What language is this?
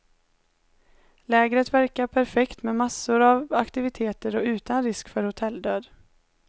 Swedish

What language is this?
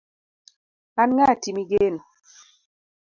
Luo (Kenya and Tanzania)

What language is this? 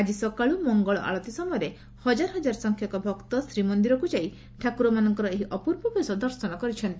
Odia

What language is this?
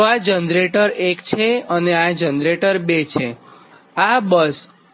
Gujarati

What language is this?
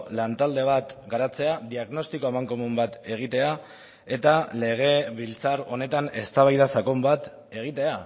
Basque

